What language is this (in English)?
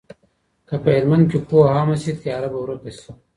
Pashto